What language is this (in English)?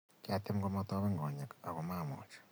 Kalenjin